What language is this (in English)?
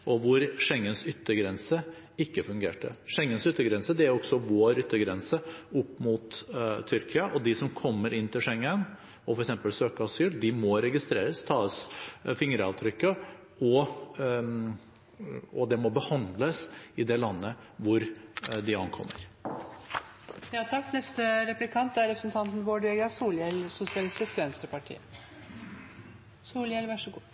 Norwegian Bokmål